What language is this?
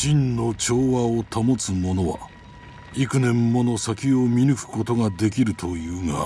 Japanese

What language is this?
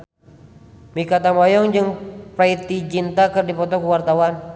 Sundanese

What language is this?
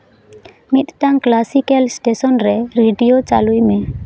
Santali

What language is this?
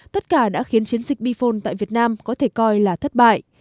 Vietnamese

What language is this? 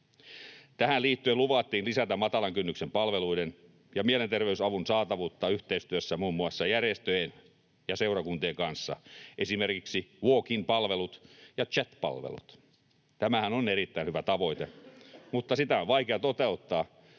Finnish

